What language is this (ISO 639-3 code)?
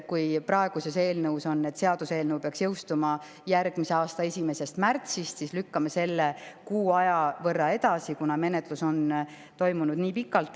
est